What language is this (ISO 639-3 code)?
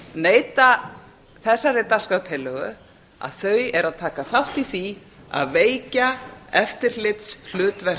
isl